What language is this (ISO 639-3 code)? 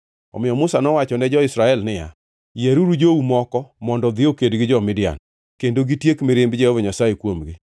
luo